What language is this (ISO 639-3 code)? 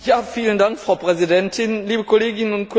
deu